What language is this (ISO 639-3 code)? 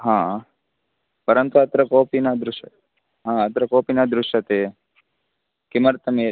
san